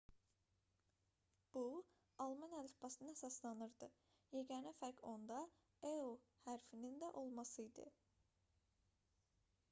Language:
Azerbaijani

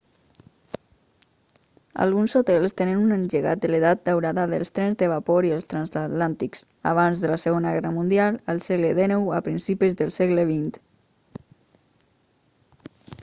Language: Catalan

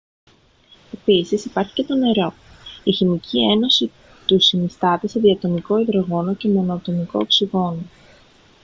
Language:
Greek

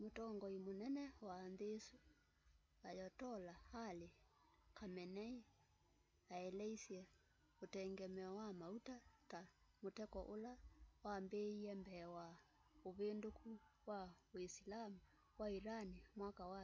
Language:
Kamba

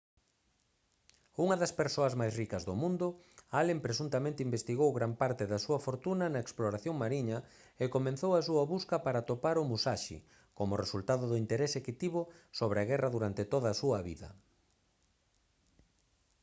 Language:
Galician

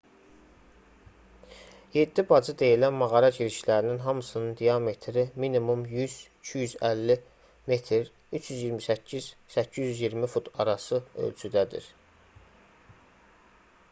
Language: Azerbaijani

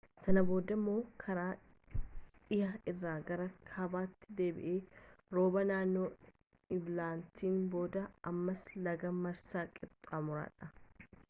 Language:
Oromo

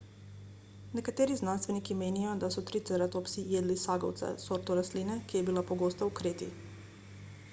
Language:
Slovenian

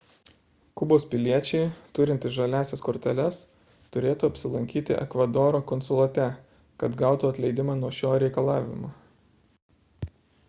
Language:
Lithuanian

